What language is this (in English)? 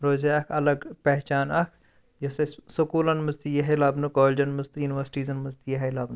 Kashmiri